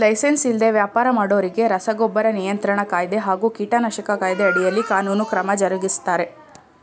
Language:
Kannada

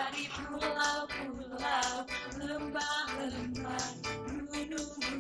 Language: Indonesian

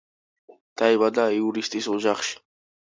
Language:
Georgian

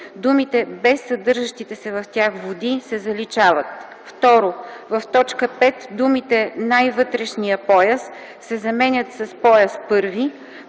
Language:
Bulgarian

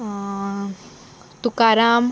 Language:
Konkani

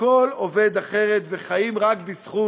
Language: Hebrew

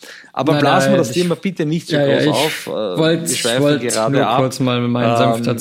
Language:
German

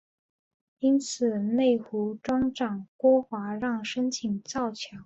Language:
Chinese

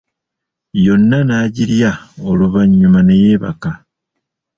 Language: Ganda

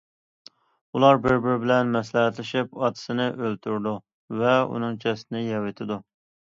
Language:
Uyghur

